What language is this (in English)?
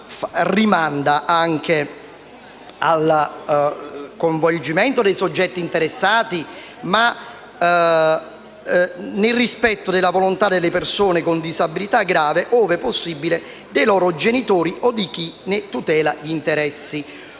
Italian